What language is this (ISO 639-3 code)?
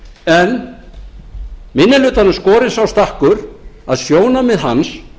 isl